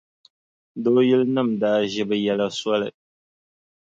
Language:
Dagbani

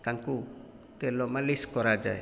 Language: Odia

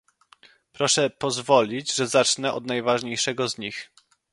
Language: Polish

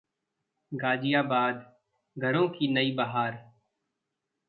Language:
Hindi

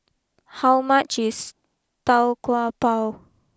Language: English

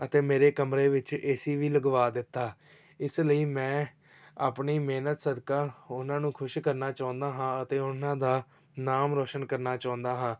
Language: Punjabi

